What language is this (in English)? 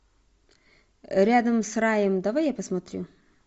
Russian